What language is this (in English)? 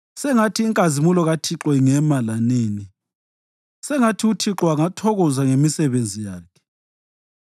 North Ndebele